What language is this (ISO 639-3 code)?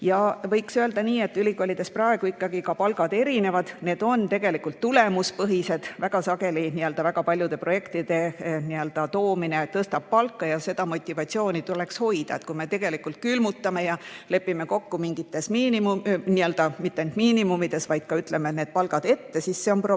est